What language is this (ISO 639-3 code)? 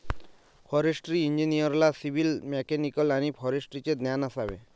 mar